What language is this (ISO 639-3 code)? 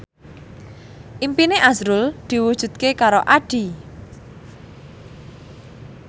jav